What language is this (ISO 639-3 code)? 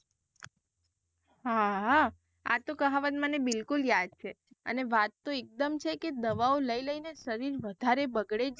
guj